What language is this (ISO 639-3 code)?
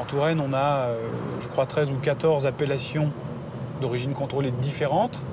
fra